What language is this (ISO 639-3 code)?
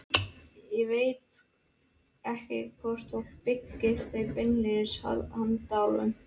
isl